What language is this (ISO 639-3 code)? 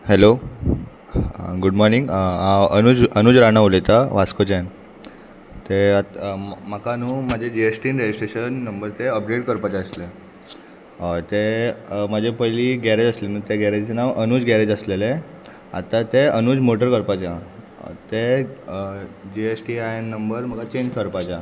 kok